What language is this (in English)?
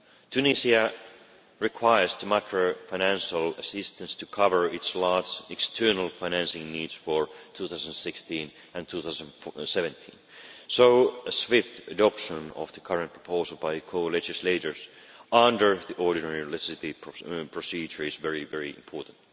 English